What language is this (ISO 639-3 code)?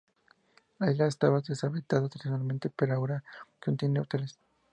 spa